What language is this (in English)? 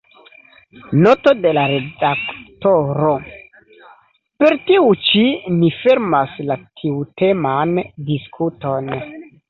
Esperanto